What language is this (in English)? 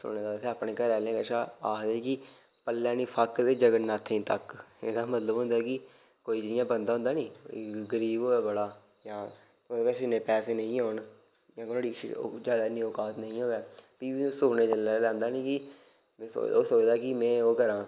Dogri